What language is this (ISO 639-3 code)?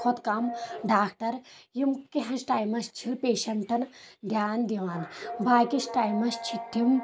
kas